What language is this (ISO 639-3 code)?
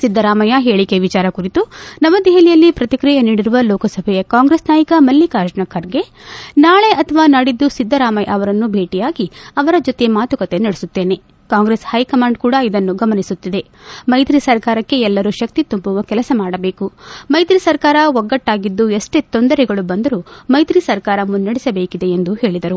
kan